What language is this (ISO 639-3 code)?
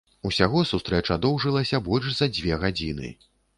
bel